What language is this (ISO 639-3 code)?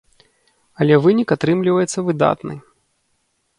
bel